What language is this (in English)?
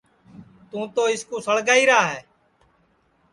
Sansi